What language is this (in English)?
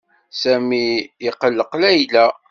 Kabyle